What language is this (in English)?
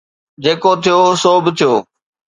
Sindhi